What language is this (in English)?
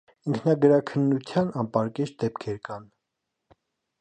Armenian